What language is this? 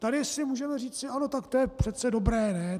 Czech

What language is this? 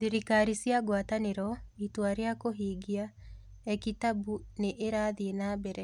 Kikuyu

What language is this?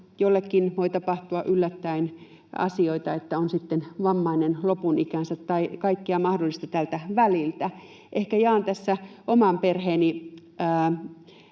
Finnish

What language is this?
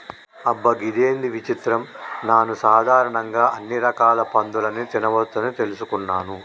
Telugu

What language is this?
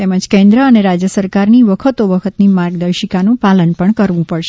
Gujarati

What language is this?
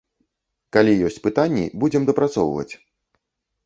Belarusian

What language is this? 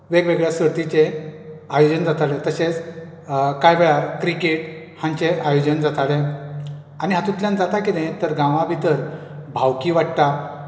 Konkani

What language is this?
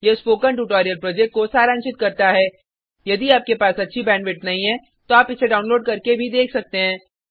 Hindi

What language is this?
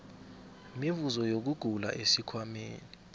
South Ndebele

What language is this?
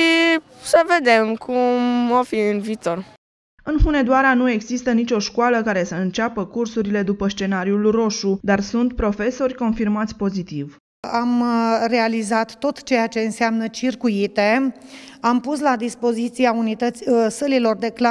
Romanian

